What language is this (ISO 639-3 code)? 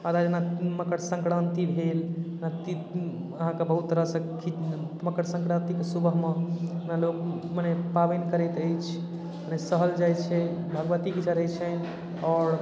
mai